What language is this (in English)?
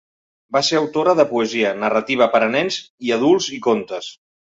Catalan